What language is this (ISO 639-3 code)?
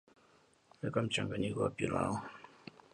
swa